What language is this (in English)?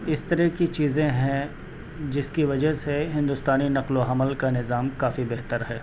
Urdu